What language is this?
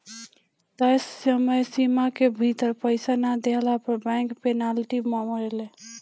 Bhojpuri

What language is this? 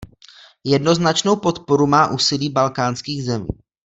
Czech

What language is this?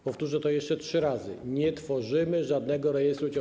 Polish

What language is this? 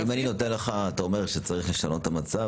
Hebrew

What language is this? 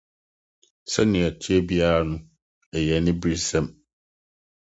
Akan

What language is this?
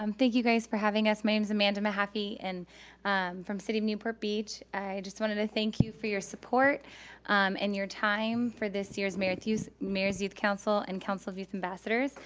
English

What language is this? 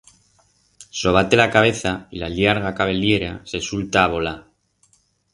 Aragonese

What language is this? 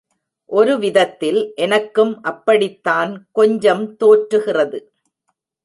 Tamil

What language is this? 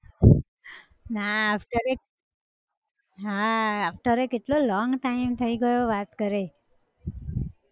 Gujarati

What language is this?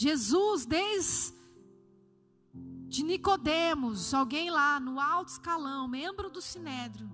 Portuguese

